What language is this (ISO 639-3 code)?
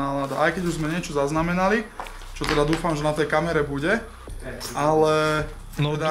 slk